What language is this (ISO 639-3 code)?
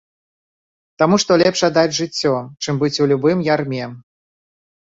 bel